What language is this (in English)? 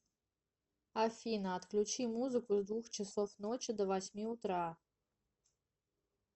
Russian